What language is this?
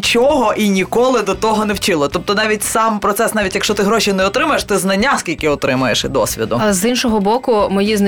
Ukrainian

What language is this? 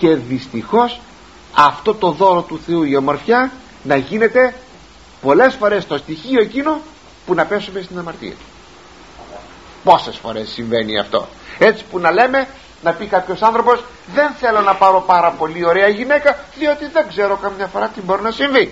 Greek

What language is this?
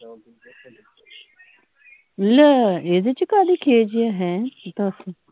Punjabi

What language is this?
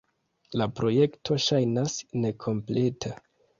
Esperanto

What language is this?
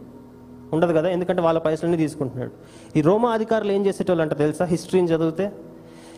Telugu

